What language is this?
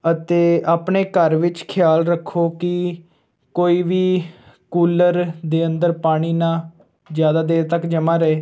Punjabi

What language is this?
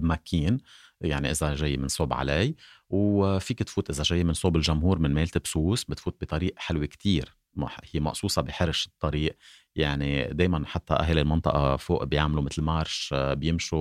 Arabic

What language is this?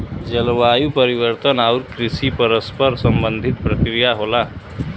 Bhojpuri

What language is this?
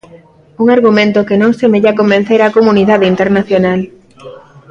Galician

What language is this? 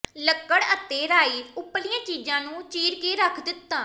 Punjabi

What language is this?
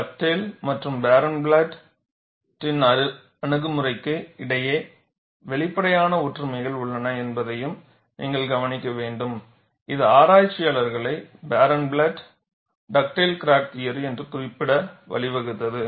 Tamil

